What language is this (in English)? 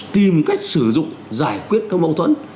Vietnamese